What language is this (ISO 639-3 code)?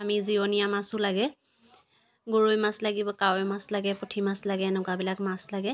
asm